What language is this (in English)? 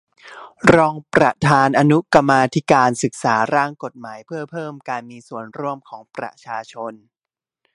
Thai